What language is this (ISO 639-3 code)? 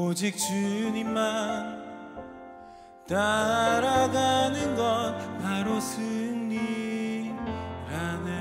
tur